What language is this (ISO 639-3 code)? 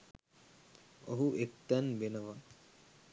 sin